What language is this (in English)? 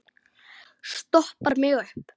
Icelandic